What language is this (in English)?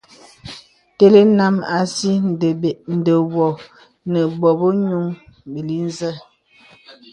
Bebele